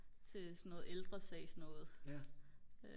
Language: Danish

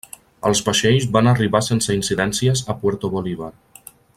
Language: Catalan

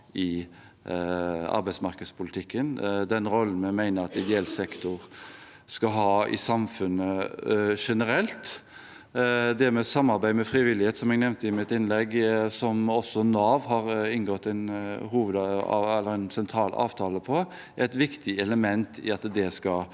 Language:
Norwegian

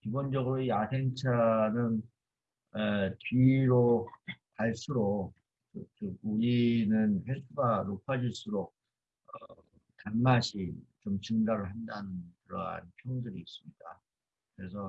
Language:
Korean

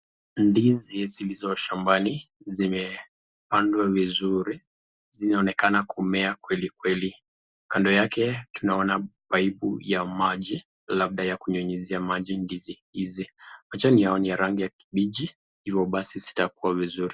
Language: Swahili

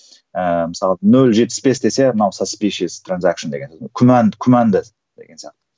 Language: Kazakh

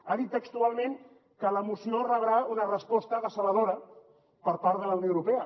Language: Catalan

